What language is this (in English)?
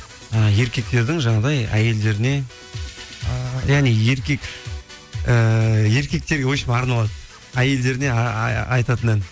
Kazakh